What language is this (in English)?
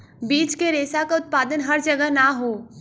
Bhojpuri